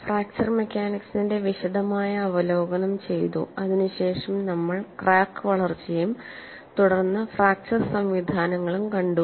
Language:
Malayalam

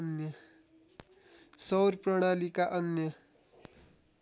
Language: Nepali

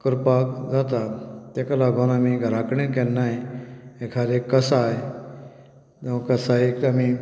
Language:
Konkani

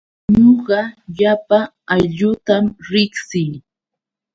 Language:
Yauyos Quechua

